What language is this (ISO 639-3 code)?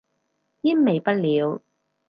yue